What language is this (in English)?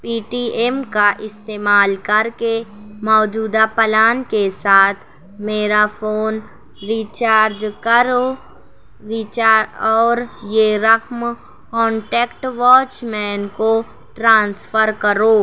Urdu